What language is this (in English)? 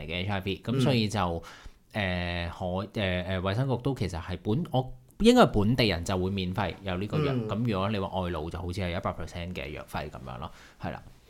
Chinese